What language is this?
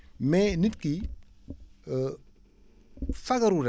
Wolof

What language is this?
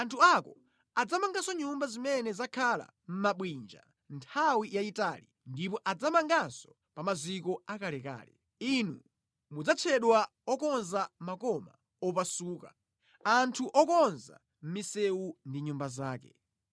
Nyanja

